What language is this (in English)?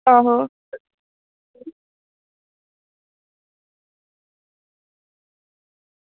Dogri